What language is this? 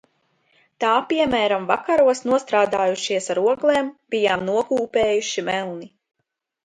Latvian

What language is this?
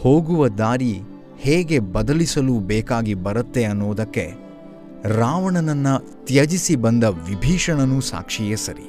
Kannada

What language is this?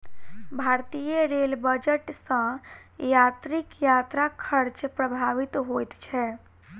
Maithili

